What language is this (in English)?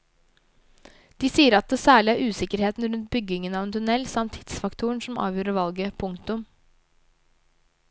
Norwegian